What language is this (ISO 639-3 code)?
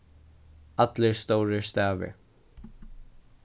fao